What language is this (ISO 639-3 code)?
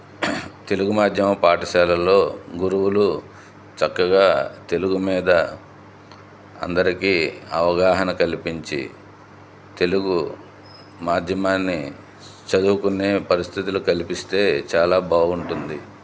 tel